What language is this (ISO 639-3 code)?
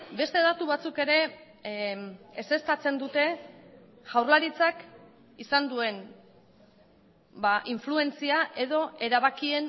eus